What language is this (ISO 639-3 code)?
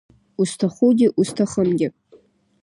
abk